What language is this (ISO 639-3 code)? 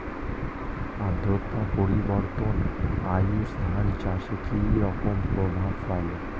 ben